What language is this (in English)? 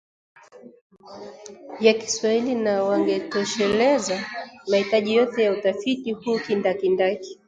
Swahili